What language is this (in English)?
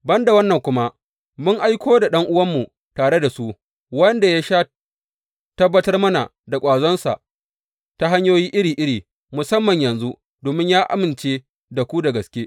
Hausa